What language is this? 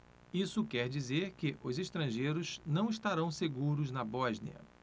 Portuguese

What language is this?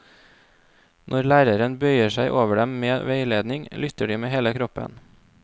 Norwegian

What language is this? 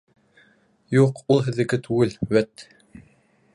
Bashkir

